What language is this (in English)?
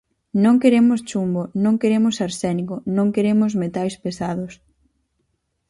Galician